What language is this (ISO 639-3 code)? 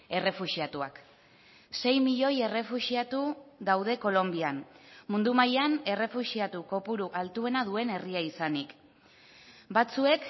eus